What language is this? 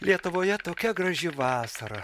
Lithuanian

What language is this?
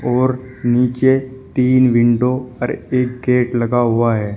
Hindi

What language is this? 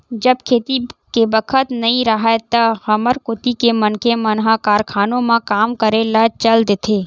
Chhattisgarhi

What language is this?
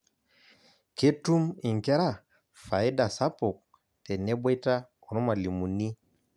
Masai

